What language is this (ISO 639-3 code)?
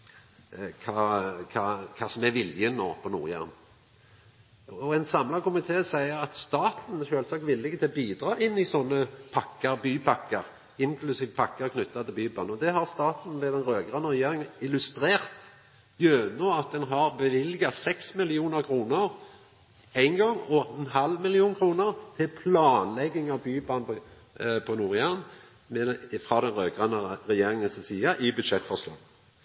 nno